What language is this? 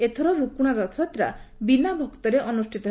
Odia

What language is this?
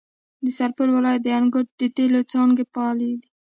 Pashto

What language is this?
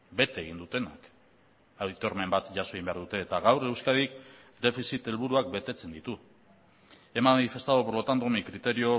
Basque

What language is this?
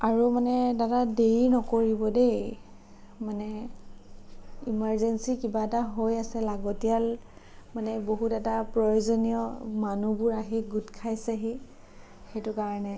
Assamese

